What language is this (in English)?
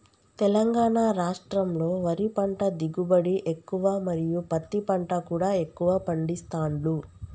Telugu